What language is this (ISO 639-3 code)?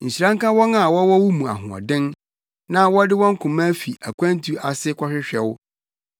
aka